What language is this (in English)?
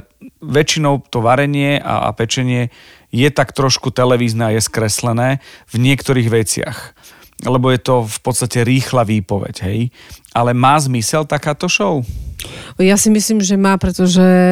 Slovak